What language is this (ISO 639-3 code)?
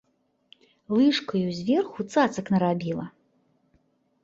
bel